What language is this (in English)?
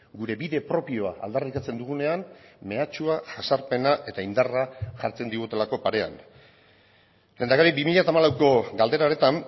Basque